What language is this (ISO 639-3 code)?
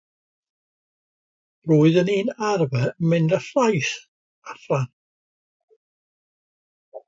cym